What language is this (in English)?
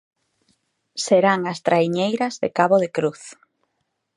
Galician